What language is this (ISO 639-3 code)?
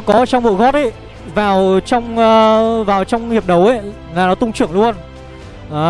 vie